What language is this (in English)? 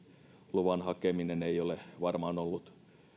Finnish